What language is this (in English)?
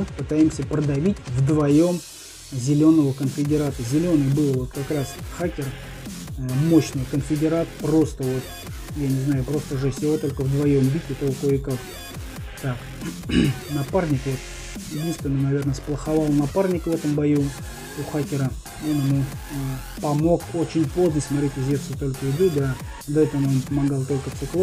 Russian